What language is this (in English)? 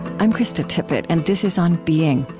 English